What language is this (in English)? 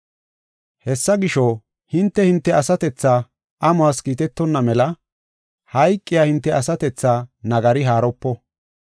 Gofa